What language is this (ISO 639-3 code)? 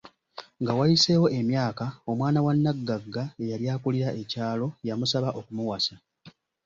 lug